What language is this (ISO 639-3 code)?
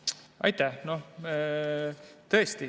est